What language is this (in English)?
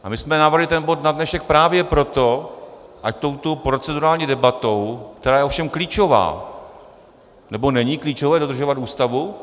Czech